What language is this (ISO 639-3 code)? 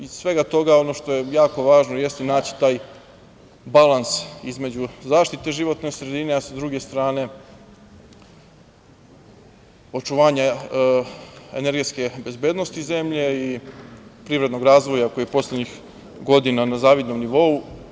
srp